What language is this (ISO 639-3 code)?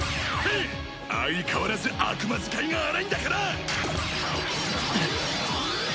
jpn